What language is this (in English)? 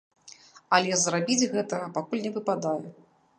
Belarusian